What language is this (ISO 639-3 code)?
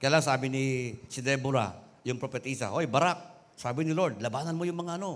fil